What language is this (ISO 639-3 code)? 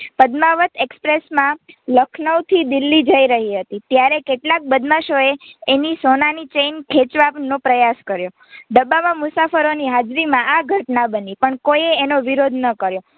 guj